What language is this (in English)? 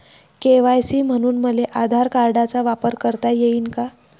Marathi